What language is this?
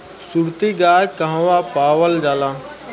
Bhojpuri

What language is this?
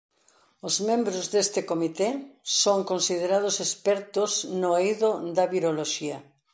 Galician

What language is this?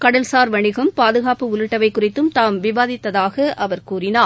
Tamil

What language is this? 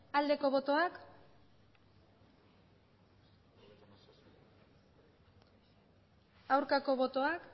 Basque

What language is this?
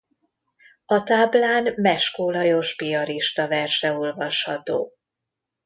Hungarian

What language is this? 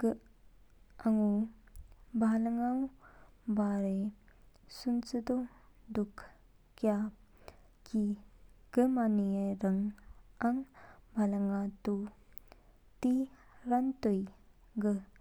Kinnauri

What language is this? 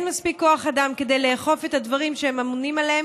Hebrew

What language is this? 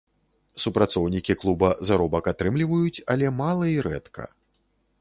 Belarusian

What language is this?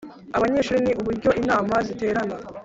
Kinyarwanda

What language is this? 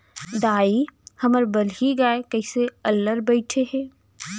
Chhattisgarhi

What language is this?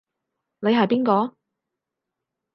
Cantonese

